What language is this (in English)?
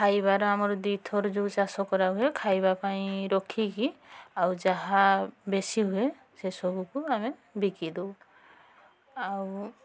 Odia